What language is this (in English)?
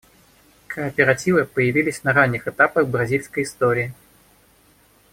Russian